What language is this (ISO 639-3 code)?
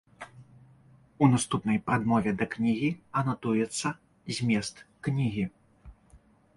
bel